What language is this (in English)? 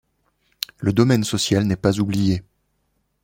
French